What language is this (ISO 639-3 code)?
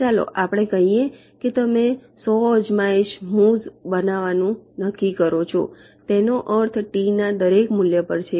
guj